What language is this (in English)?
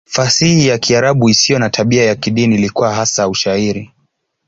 Swahili